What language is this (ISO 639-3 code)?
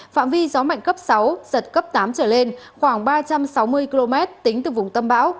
vie